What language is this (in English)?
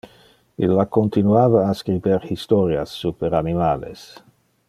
Interlingua